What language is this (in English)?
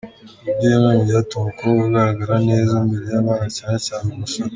Kinyarwanda